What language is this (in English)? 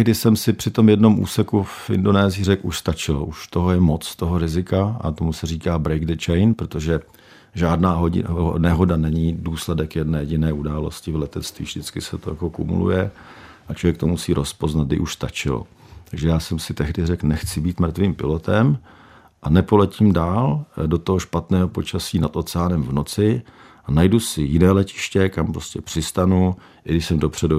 Czech